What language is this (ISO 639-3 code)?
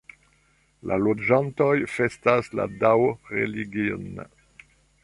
epo